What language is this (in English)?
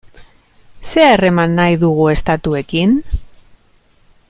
Basque